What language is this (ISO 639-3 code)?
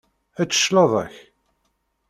kab